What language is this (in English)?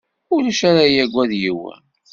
Kabyle